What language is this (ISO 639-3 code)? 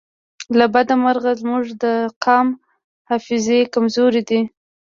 pus